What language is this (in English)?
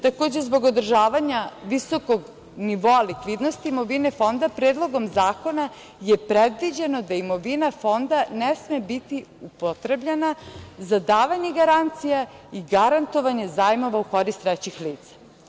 Serbian